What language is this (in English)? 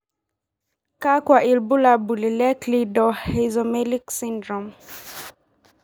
Masai